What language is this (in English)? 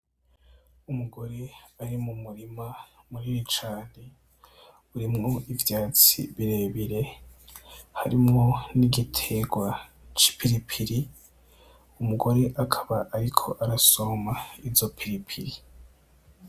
Rundi